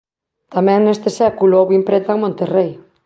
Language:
Galician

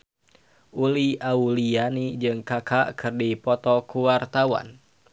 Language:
Sundanese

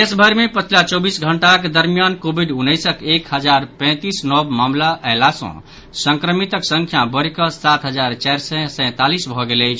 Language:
Maithili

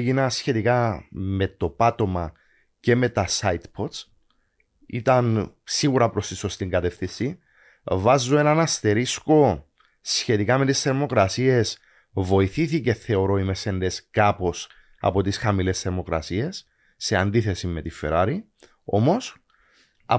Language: Greek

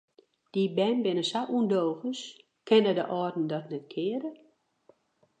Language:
Western Frisian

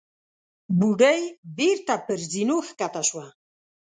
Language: Pashto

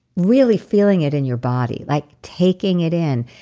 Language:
English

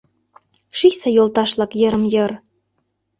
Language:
Mari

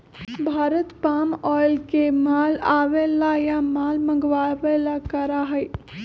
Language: Magahi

